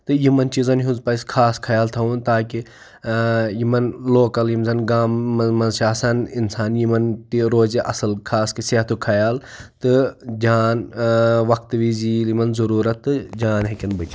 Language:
Kashmiri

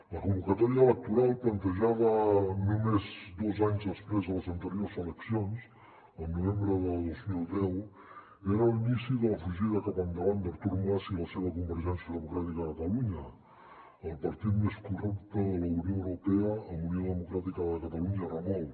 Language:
Catalan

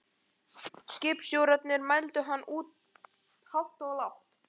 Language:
Icelandic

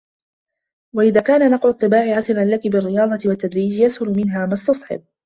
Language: Arabic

